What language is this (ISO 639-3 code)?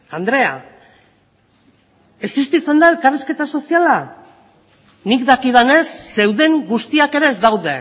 eus